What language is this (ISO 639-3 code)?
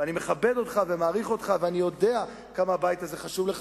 heb